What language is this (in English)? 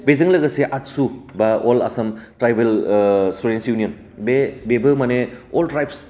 Bodo